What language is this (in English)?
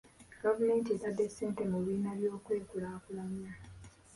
Ganda